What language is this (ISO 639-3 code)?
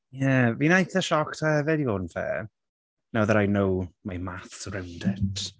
cym